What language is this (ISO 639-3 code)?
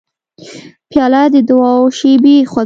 pus